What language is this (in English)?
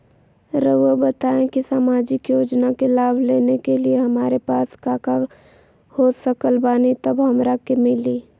Magahi